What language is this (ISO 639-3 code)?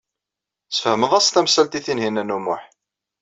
kab